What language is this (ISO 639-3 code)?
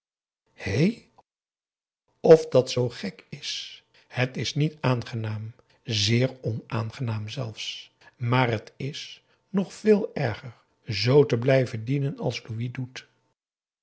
nld